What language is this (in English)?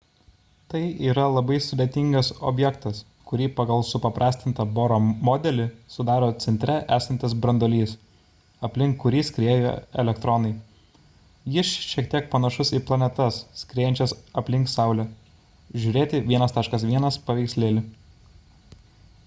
Lithuanian